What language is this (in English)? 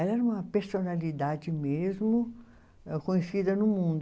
Portuguese